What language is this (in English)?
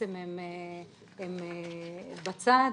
Hebrew